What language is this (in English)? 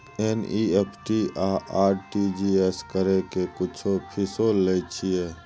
Maithili